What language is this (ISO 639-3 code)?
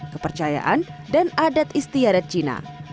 ind